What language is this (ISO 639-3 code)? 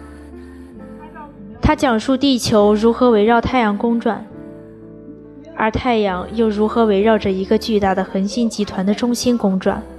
zho